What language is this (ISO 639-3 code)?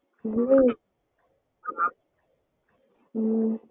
tam